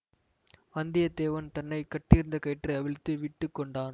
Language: Tamil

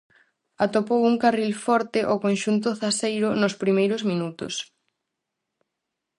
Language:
Galician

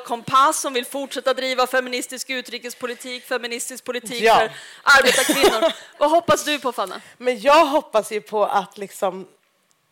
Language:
Swedish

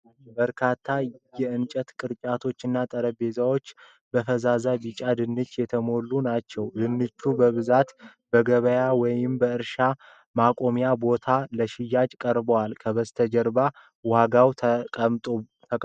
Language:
Amharic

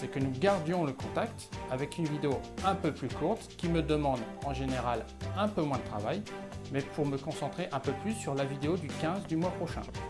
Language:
French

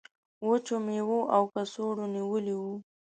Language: Pashto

